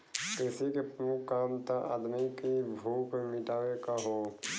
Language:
Bhojpuri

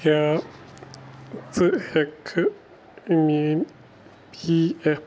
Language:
Kashmiri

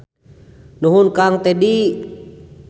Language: Sundanese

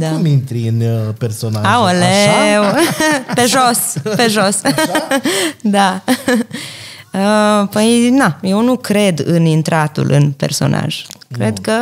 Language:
Romanian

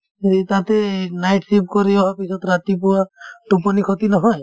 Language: Assamese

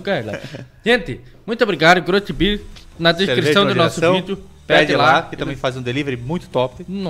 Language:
Portuguese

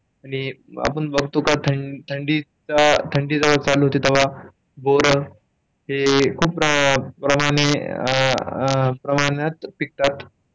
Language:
Marathi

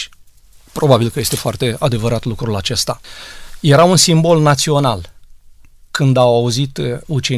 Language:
Romanian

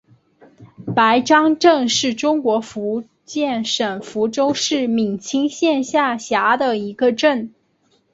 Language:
Chinese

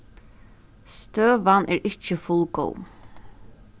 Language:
Faroese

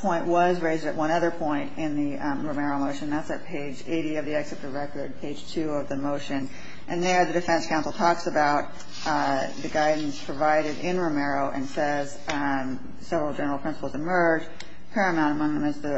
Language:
English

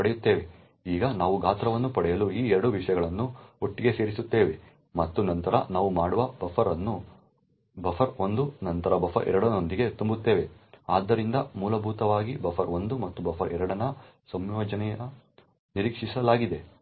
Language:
Kannada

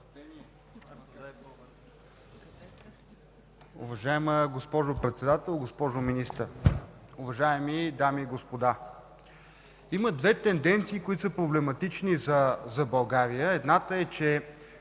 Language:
Bulgarian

